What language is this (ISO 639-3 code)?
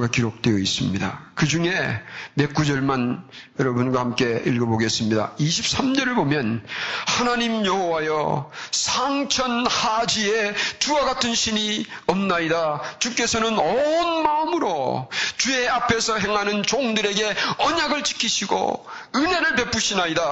kor